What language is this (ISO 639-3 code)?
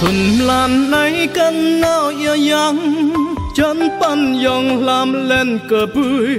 vie